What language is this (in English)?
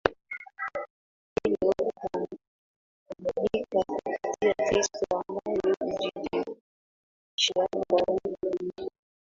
Swahili